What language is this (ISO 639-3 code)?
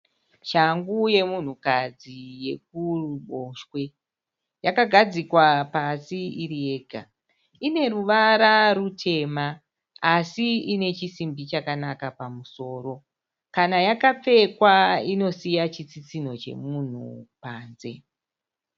sna